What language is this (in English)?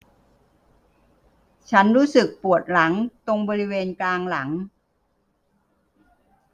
Thai